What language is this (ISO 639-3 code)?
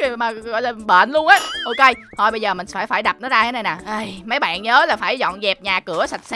vie